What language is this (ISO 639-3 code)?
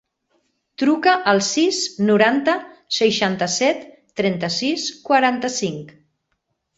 cat